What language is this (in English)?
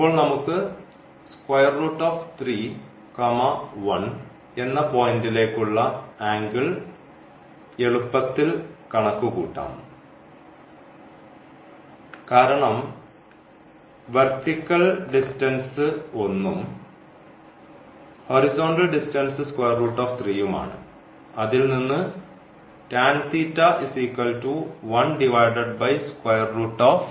Malayalam